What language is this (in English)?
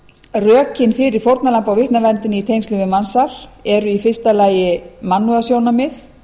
Icelandic